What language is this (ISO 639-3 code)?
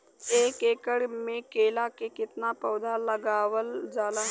bho